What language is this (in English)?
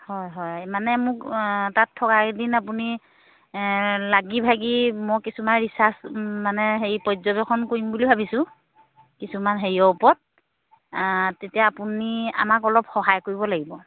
Assamese